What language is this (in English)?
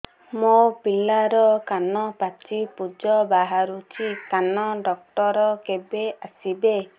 Odia